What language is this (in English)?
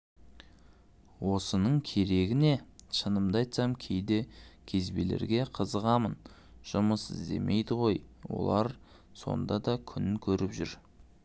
Kazakh